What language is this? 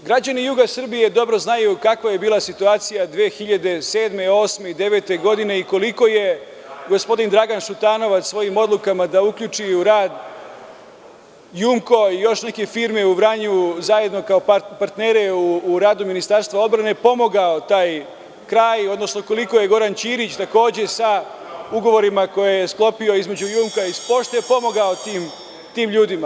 Serbian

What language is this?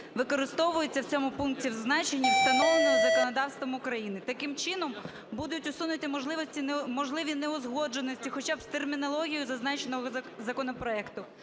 Ukrainian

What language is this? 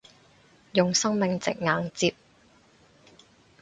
Cantonese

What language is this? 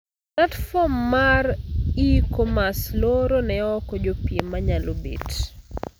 Luo (Kenya and Tanzania)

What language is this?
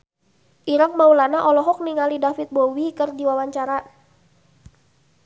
Sundanese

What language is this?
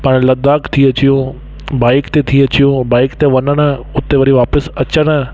Sindhi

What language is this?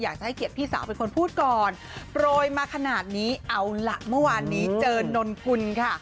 Thai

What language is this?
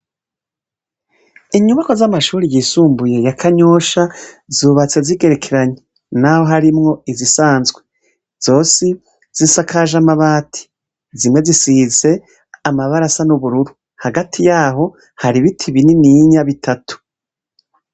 Rundi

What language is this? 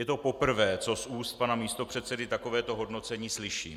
Czech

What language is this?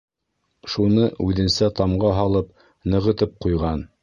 Bashkir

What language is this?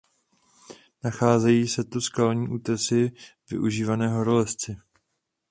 Czech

